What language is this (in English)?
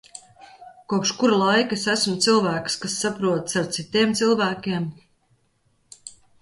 Latvian